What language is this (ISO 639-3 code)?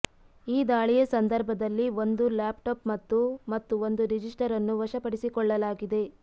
kan